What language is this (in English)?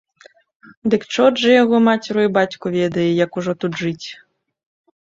Belarusian